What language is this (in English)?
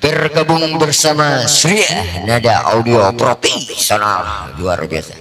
Indonesian